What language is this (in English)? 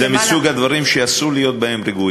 Hebrew